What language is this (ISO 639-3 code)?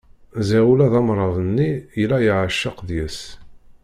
kab